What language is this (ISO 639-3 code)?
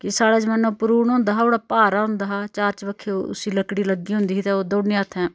doi